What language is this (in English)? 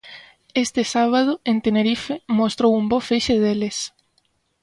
Galician